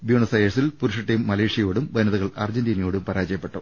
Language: Malayalam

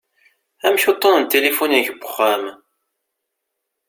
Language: Kabyle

